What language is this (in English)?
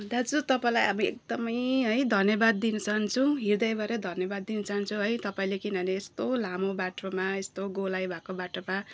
Nepali